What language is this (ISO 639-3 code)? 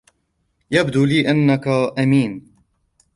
ara